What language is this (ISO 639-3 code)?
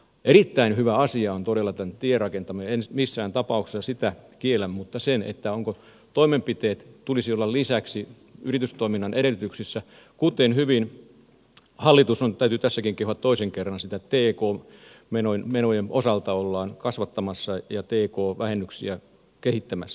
fin